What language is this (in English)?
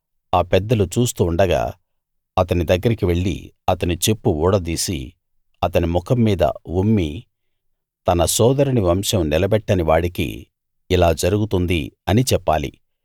Telugu